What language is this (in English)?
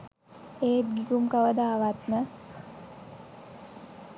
Sinhala